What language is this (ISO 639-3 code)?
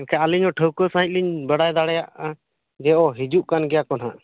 sat